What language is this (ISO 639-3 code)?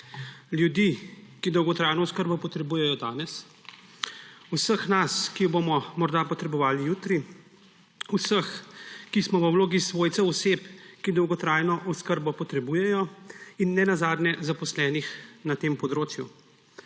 slv